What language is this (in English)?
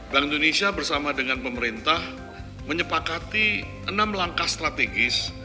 Indonesian